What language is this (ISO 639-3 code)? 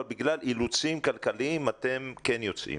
heb